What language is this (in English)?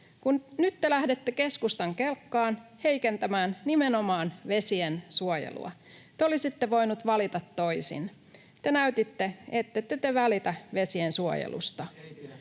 Finnish